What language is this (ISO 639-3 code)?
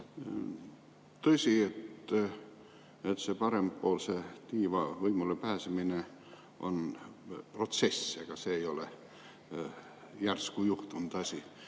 est